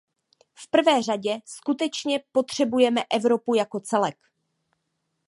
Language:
Czech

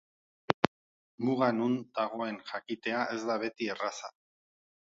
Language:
Basque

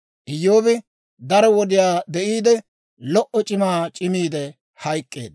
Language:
Dawro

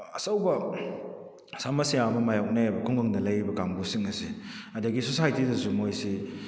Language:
Manipuri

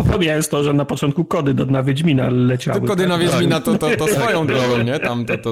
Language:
Polish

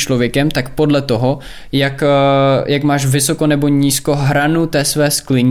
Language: Czech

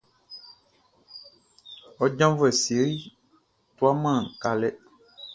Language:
Baoulé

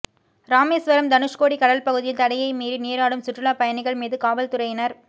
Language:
Tamil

